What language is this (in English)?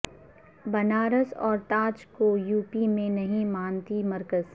Urdu